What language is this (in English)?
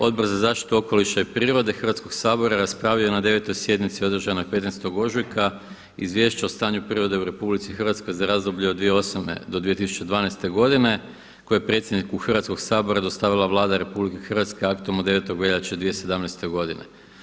Croatian